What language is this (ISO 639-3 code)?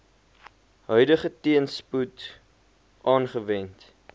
afr